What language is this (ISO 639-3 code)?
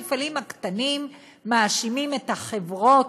heb